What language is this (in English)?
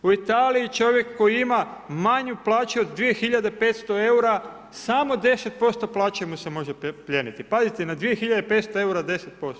Croatian